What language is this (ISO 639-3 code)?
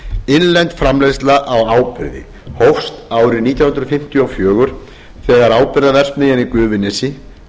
isl